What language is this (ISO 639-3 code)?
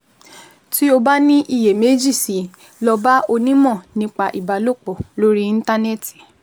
yor